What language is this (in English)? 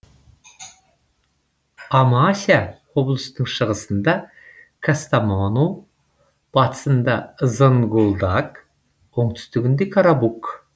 Kazakh